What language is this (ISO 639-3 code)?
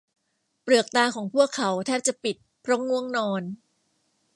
tha